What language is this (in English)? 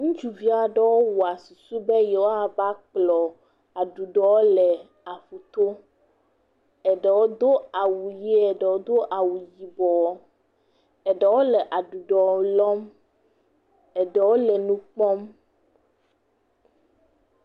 Ewe